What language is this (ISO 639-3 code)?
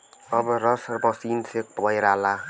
bho